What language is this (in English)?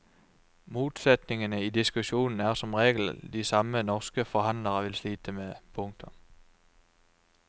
Norwegian